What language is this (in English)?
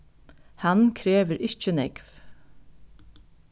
Faroese